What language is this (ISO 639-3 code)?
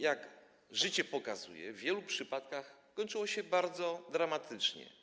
pol